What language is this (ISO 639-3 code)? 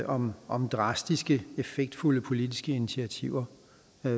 dan